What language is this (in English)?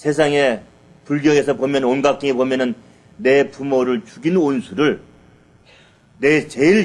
Korean